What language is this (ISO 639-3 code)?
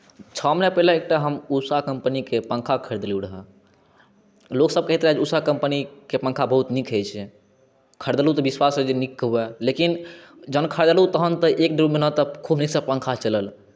mai